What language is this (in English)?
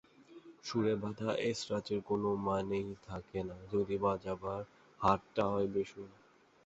Bangla